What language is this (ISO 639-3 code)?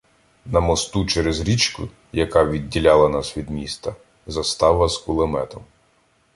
ukr